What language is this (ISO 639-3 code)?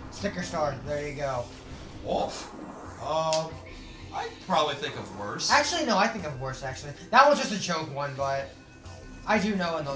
eng